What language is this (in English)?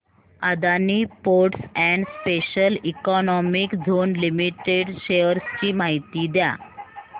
Marathi